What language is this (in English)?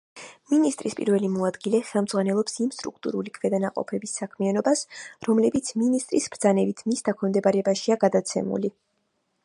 Georgian